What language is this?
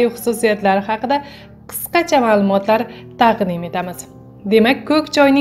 Turkish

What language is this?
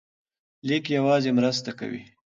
Pashto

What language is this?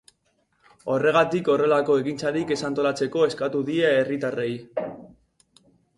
Basque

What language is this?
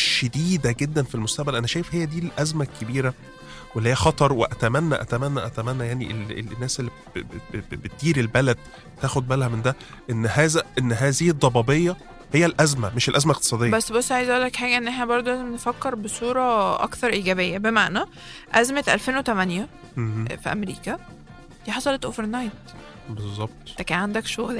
Arabic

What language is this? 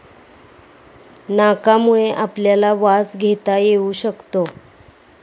Marathi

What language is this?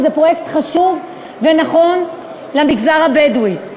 Hebrew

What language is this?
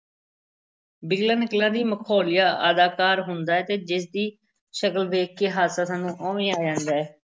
Punjabi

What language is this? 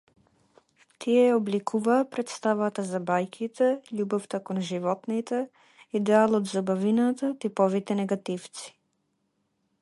Macedonian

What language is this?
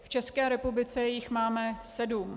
Czech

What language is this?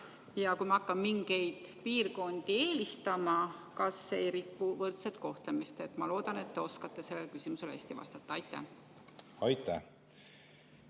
Estonian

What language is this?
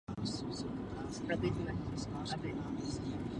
Czech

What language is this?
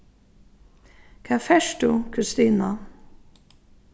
Faroese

